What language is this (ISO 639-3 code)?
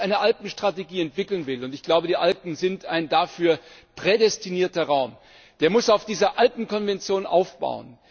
deu